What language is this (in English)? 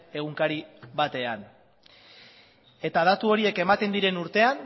Basque